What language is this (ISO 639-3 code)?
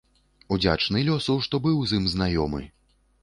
bel